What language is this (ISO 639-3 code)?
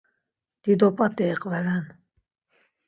lzz